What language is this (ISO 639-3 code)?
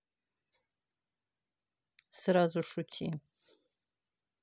rus